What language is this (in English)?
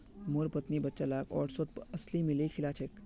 Magahi